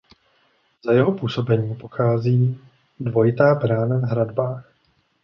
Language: Czech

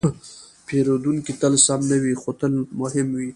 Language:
Pashto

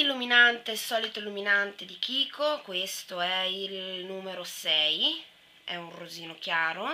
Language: Italian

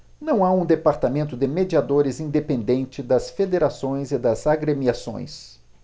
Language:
Portuguese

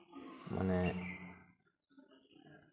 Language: Santali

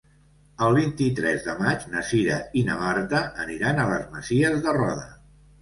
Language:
Catalan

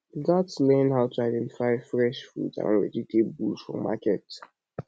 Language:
Nigerian Pidgin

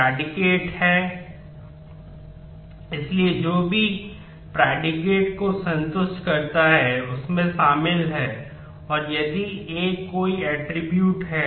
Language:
Hindi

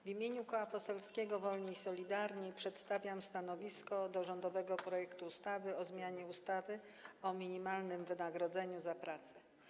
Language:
Polish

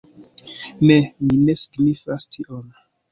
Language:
Esperanto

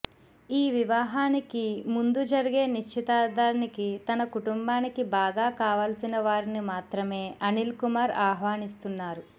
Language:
Telugu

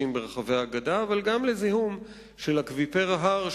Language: Hebrew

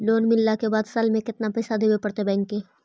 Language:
Magahi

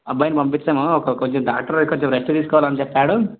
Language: Telugu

